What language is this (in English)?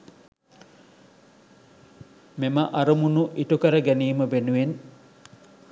Sinhala